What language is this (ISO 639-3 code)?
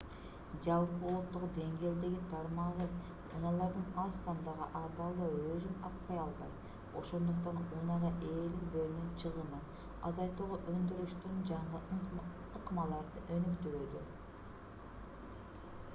kir